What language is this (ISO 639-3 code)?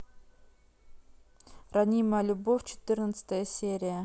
rus